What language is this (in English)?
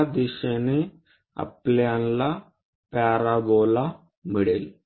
Marathi